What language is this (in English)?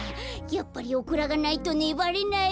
Japanese